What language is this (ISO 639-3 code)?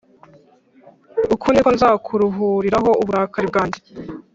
kin